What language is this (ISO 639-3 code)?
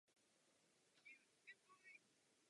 ces